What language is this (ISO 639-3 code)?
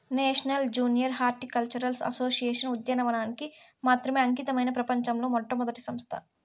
tel